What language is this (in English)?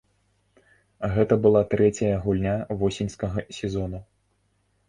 Belarusian